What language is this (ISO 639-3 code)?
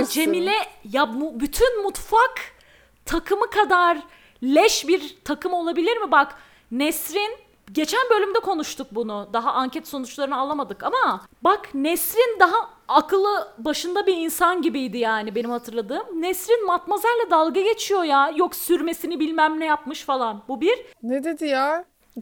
tur